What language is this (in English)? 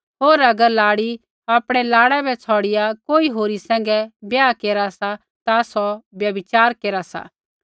Kullu Pahari